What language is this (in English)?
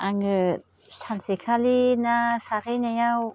Bodo